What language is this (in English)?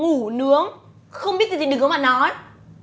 Vietnamese